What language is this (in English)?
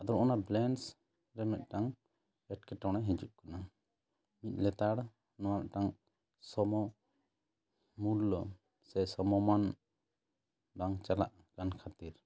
Santali